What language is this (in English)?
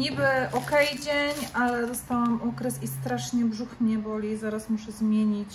Polish